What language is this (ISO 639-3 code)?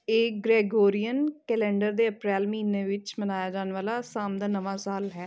pan